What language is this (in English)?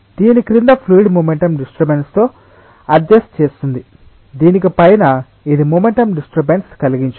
Telugu